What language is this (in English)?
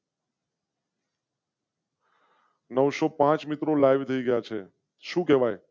Gujarati